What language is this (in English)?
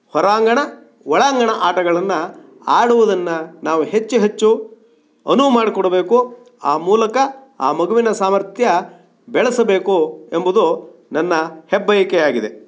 Kannada